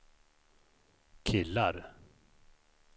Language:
Swedish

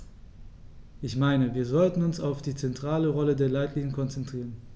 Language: German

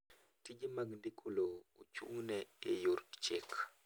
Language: Luo (Kenya and Tanzania)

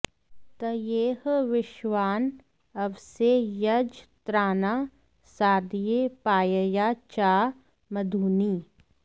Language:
Sanskrit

